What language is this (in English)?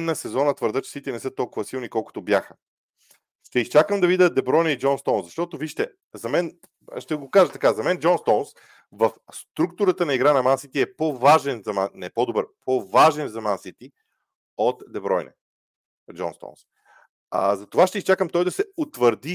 Bulgarian